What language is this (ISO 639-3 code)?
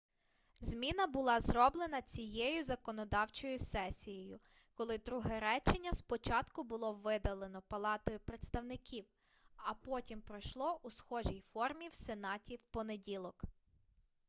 ukr